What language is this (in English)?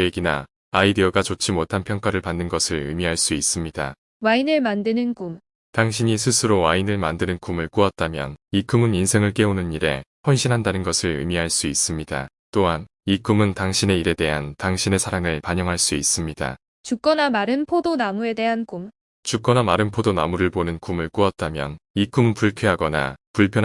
Korean